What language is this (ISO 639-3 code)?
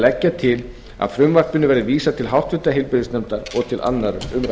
isl